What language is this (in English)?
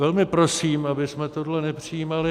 Czech